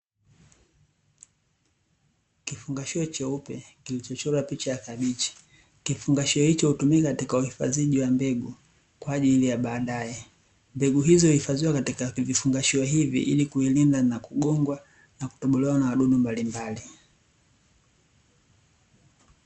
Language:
Swahili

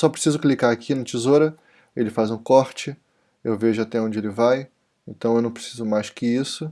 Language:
Portuguese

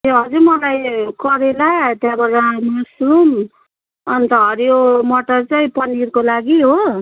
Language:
Nepali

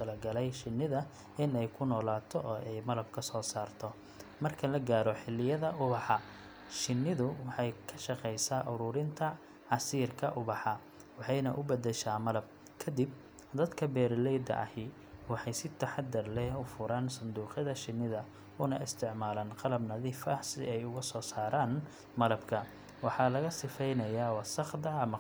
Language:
Somali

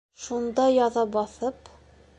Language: Bashkir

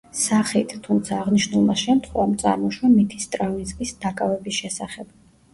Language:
Georgian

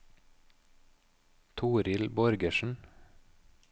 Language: Norwegian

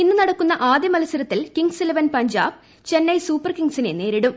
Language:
Malayalam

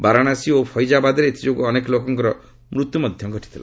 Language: Odia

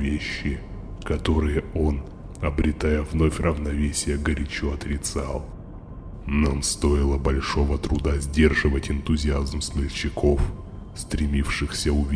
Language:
Russian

